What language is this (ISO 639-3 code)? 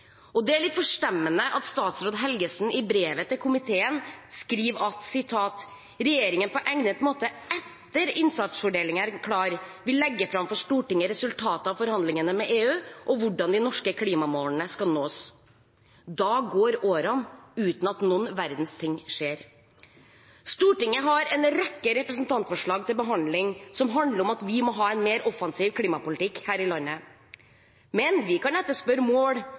nob